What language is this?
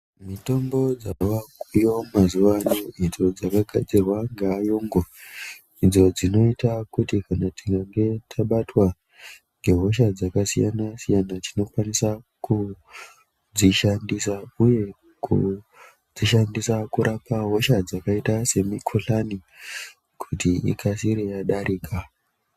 Ndau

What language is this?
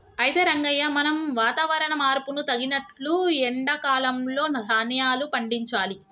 Telugu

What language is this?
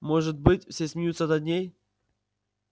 Russian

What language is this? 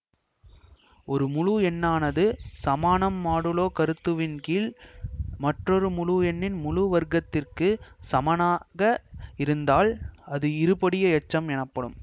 Tamil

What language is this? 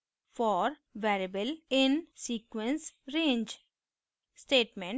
Hindi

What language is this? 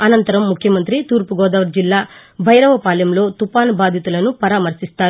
Telugu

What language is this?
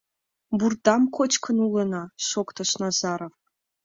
Mari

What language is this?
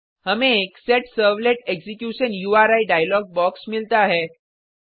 Hindi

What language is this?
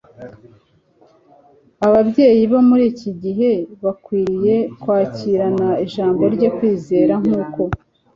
Kinyarwanda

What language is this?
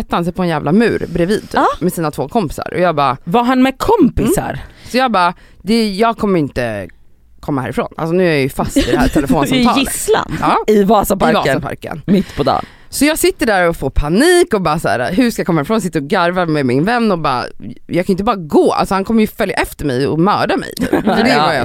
Swedish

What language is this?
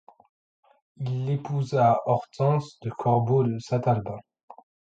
French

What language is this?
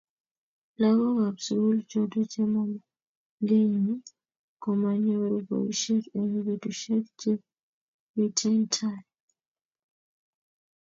Kalenjin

